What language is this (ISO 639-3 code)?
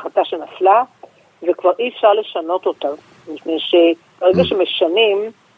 heb